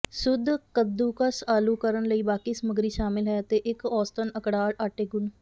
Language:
Punjabi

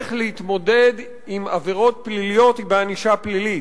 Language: Hebrew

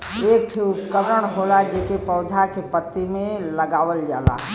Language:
Bhojpuri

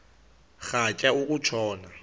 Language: Xhosa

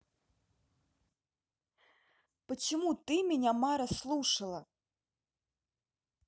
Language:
Russian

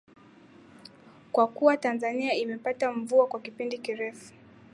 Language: Swahili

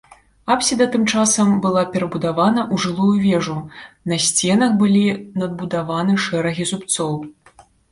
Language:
Belarusian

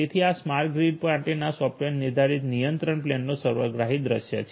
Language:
Gujarati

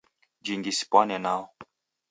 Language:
Taita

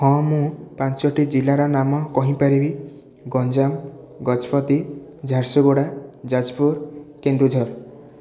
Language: Odia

